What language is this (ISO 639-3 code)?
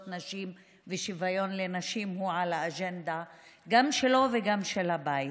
heb